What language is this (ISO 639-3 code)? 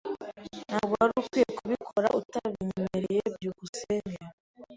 kin